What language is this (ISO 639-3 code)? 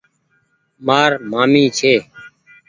gig